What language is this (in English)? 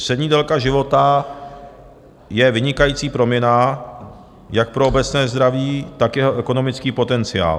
Czech